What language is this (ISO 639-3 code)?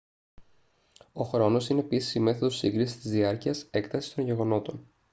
ell